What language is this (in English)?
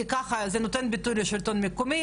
Hebrew